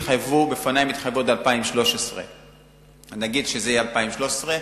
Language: Hebrew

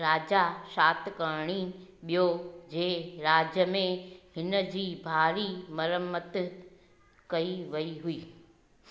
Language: Sindhi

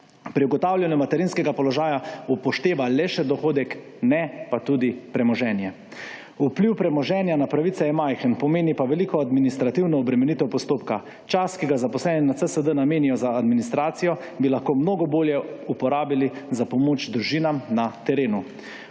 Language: Slovenian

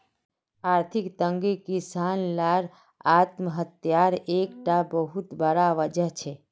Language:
Magahi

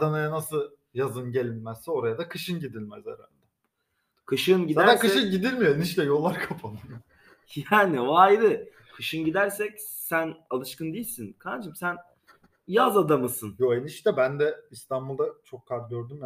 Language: Turkish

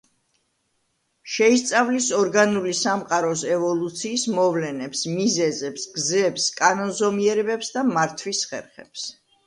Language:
Georgian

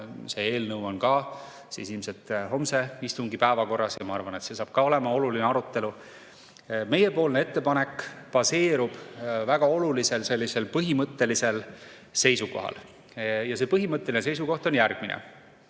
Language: Estonian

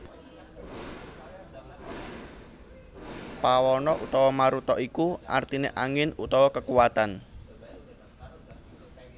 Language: Javanese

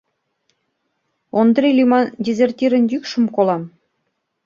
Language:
Mari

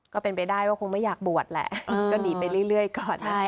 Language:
Thai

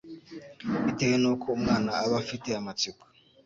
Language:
Kinyarwanda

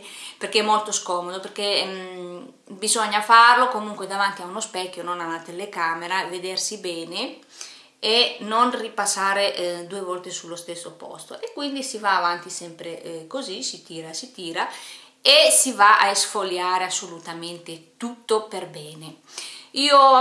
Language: Italian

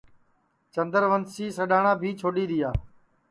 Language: Sansi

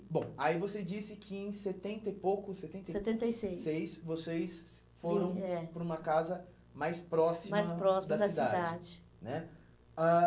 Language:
Portuguese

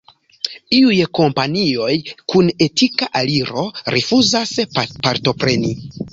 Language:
Esperanto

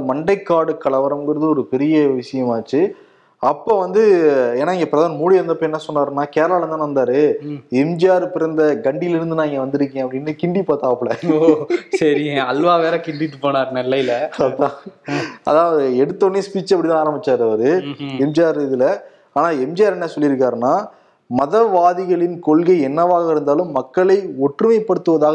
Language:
Tamil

